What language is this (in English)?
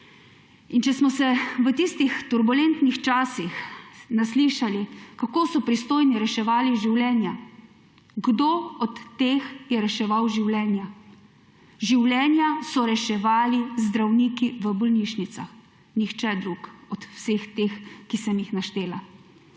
Slovenian